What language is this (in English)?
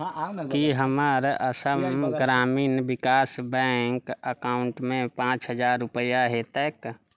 Maithili